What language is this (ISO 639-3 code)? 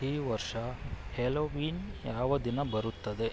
kan